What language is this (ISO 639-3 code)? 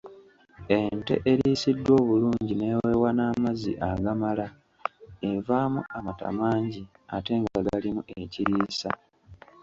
lug